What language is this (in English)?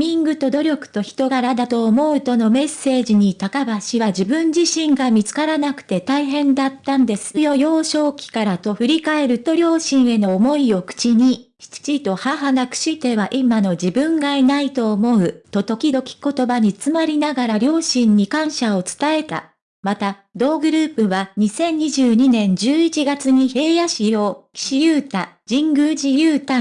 Japanese